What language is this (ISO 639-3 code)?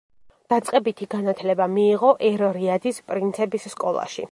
kat